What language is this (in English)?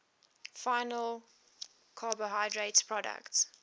English